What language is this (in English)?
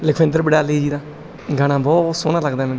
Punjabi